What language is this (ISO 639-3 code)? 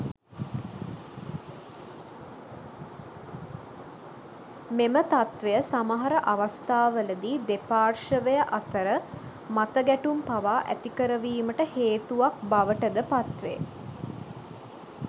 sin